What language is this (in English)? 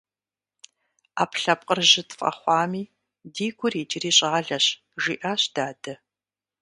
Kabardian